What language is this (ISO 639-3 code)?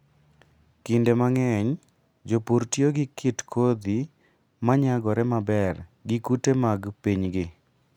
luo